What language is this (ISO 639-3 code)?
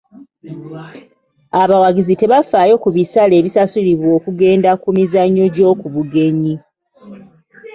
lug